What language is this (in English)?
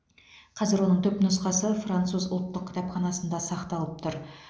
Kazakh